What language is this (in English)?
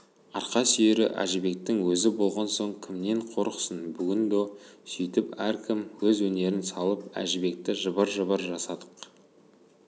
Kazakh